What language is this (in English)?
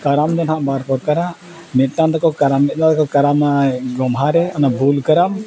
Santali